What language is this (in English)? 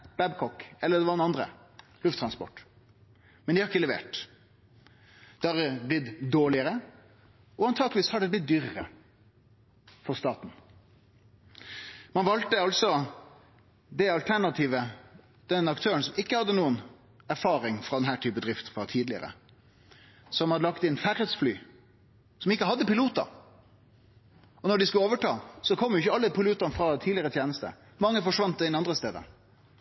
Norwegian Nynorsk